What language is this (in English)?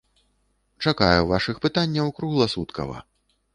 Belarusian